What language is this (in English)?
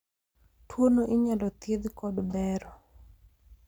Luo (Kenya and Tanzania)